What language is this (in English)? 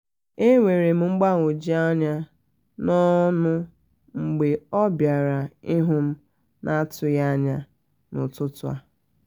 Igbo